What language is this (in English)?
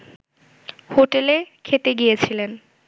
Bangla